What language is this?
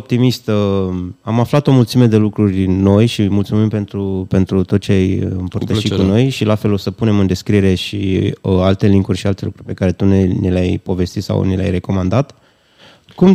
Romanian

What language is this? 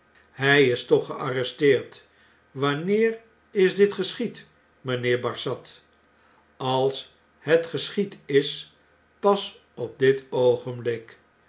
Dutch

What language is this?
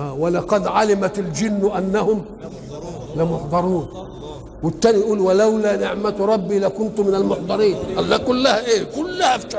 Arabic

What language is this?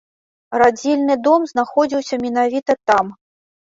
Belarusian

